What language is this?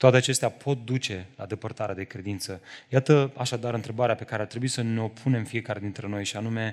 Romanian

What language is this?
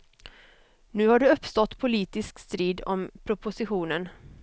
Swedish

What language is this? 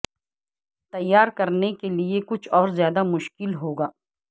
Urdu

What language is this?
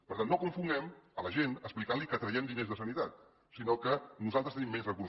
Catalan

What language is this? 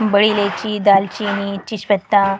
Urdu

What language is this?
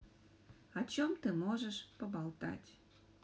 Russian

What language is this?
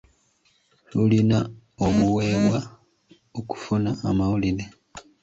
Ganda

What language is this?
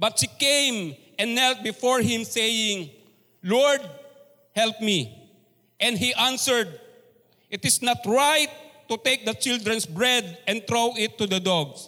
Filipino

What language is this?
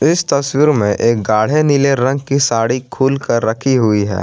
Hindi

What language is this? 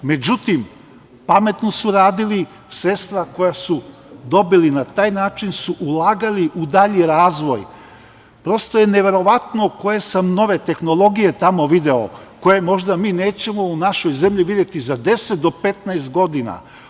Serbian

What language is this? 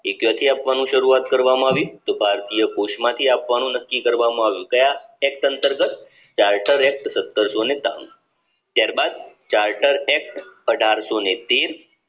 Gujarati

